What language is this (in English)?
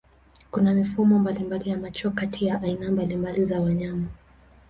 Swahili